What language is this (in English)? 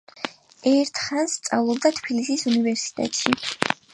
Georgian